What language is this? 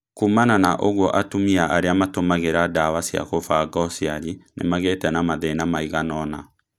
Kikuyu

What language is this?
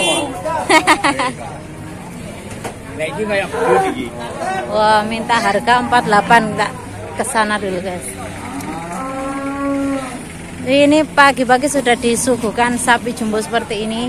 Indonesian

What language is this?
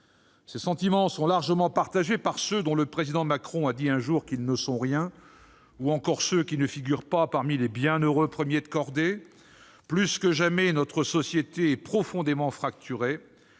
French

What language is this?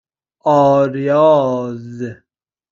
Persian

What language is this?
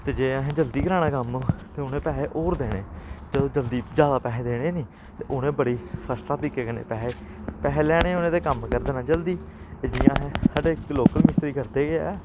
Dogri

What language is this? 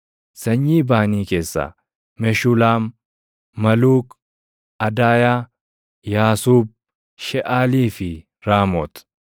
Oromo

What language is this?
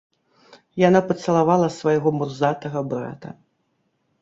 Belarusian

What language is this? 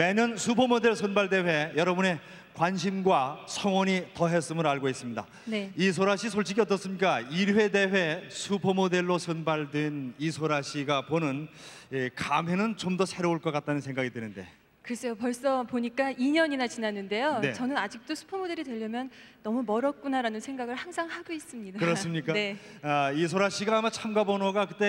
Korean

